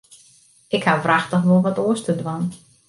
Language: Western Frisian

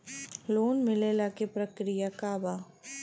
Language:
Bhojpuri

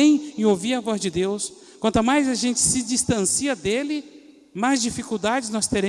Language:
Portuguese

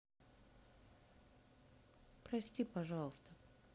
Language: Russian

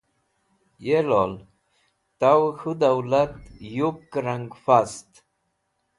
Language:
Wakhi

